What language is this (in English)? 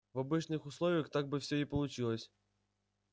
Russian